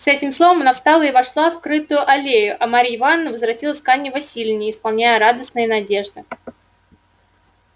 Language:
Russian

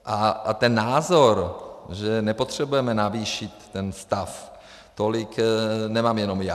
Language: Czech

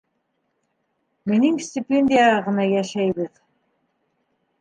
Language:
Bashkir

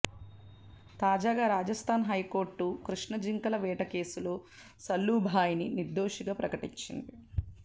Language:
Telugu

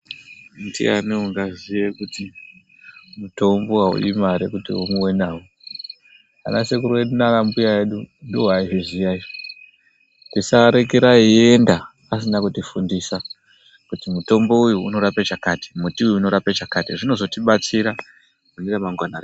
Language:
Ndau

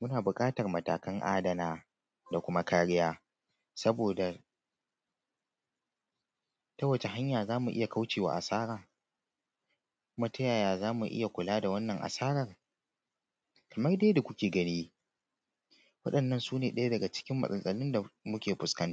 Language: Hausa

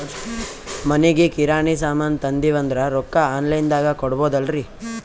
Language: Kannada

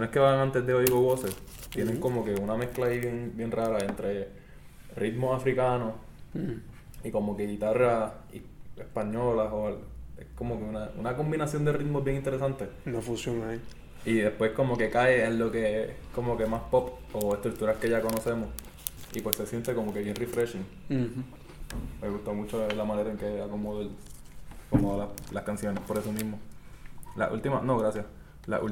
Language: Spanish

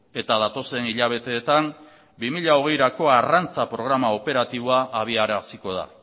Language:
Basque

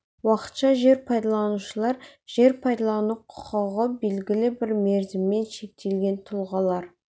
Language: Kazakh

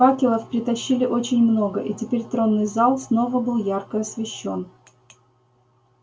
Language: Russian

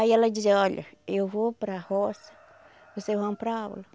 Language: Portuguese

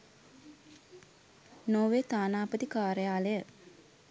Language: Sinhala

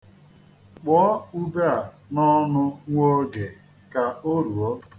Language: Igbo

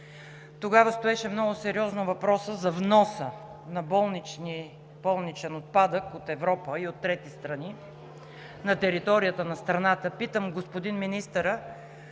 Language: Bulgarian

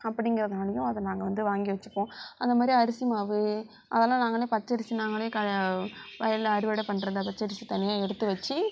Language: Tamil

